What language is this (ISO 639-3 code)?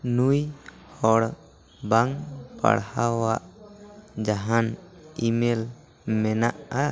sat